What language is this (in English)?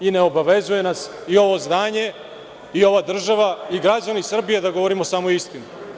Serbian